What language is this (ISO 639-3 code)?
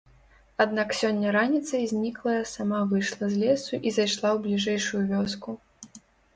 bel